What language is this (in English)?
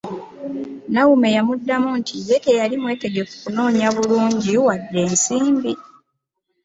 Ganda